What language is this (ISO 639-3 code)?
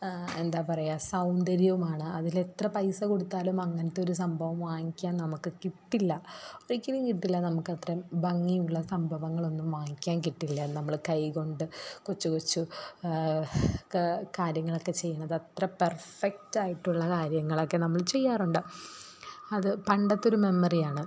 mal